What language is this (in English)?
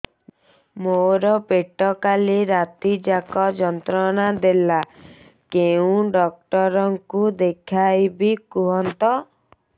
Odia